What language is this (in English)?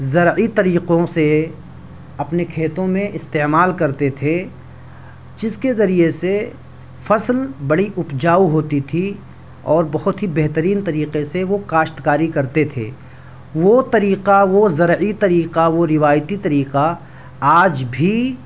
Urdu